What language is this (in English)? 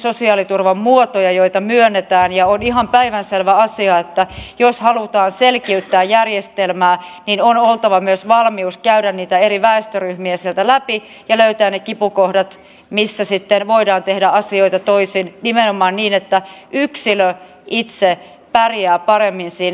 Finnish